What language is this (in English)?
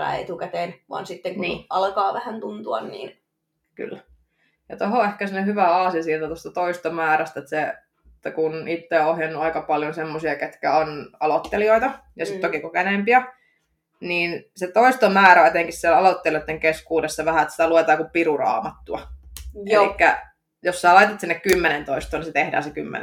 Finnish